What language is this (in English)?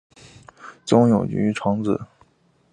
Chinese